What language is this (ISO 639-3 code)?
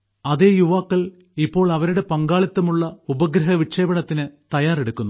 mal